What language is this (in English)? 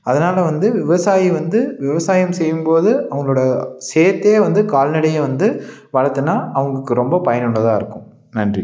Tamil